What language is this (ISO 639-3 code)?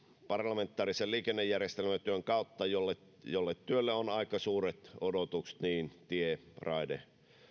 fin